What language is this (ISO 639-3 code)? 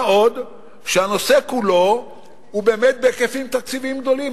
heb